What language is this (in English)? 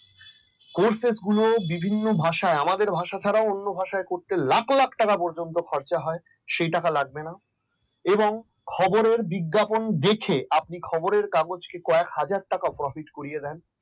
Bangla